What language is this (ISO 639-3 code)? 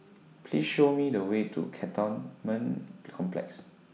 eng